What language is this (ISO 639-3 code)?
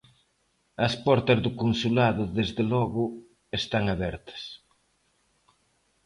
glg